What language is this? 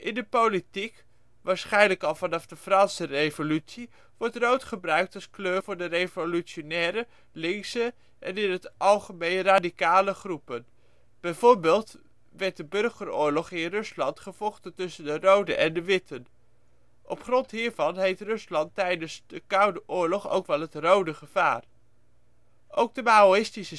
Dutch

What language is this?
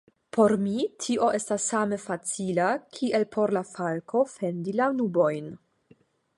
Esperanto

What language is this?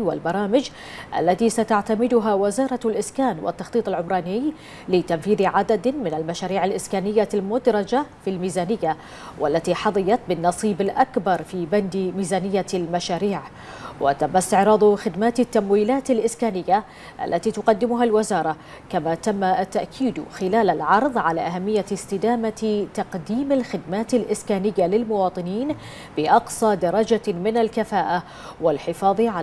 Arabic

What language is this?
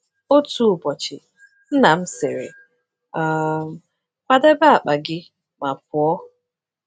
Igbo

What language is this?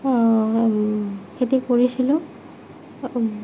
Assamese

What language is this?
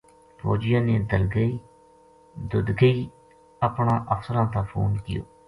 Gujari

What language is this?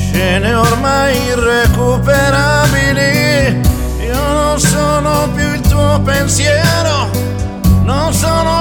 Ukrainian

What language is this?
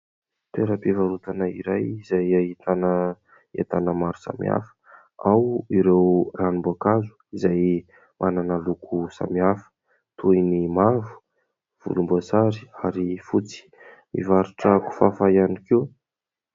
Malagasy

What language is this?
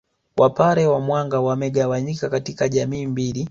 Swahili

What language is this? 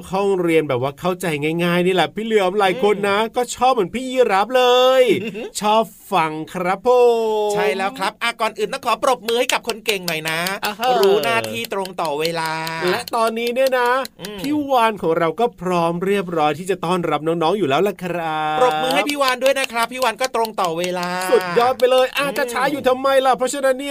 Thai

